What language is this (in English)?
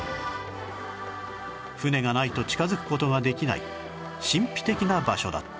Japanese